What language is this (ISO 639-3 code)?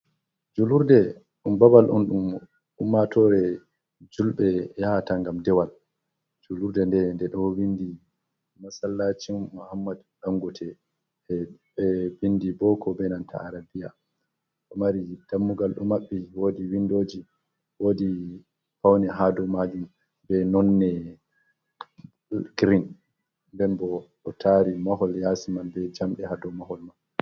ful